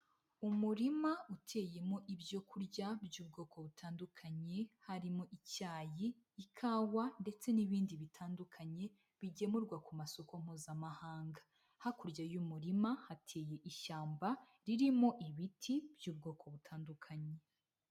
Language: Kinyarwanda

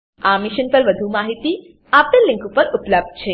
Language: Gujarati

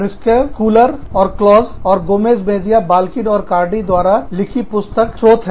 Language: Hindi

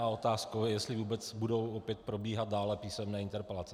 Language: Czech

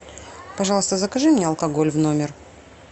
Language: Russian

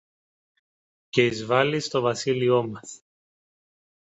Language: Greek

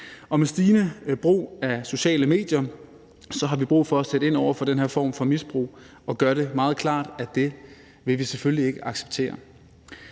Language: Danish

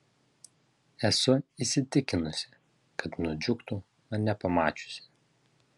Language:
Lithuanian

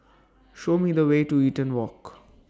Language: English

